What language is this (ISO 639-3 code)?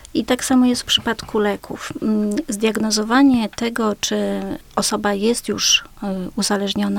pol